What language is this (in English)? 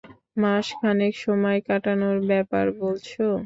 Bangla